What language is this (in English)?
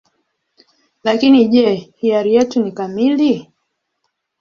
Swahili